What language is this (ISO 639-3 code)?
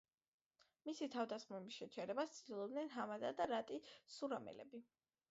kat